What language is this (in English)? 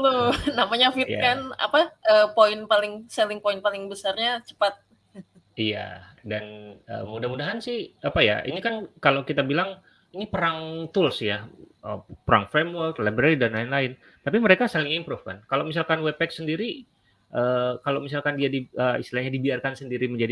Indonesian